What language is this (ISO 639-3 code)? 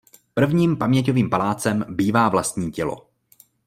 ces